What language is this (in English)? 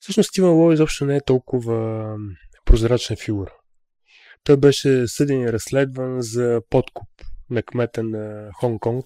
Bulgarian